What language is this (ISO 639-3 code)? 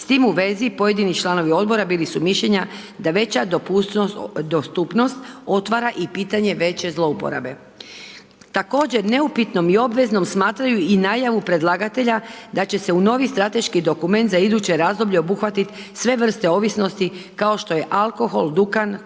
hrv